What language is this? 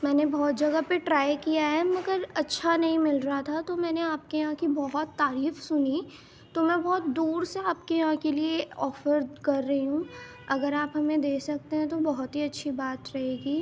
Urdu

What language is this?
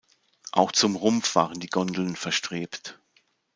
German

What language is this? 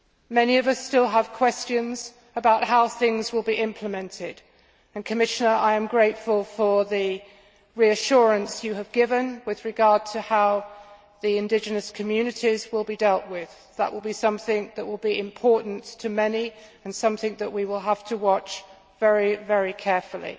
English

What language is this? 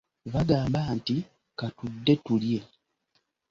Ganda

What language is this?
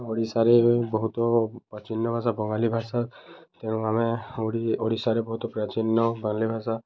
Odia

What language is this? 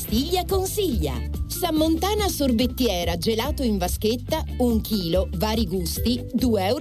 Italian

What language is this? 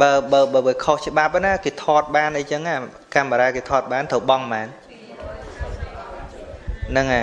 Vietnamese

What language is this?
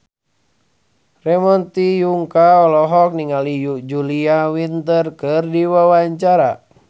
Sundanese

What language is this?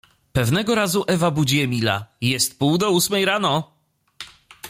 Polish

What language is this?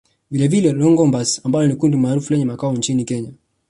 Swahili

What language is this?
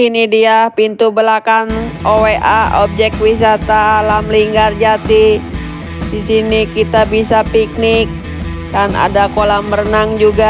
Indonesian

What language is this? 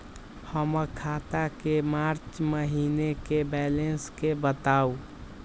Magahi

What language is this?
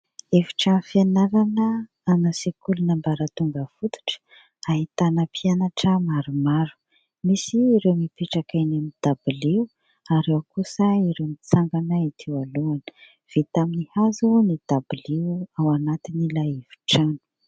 Malagasy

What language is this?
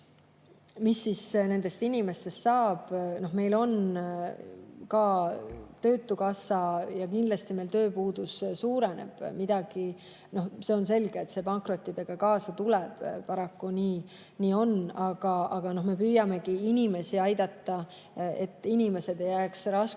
Estonian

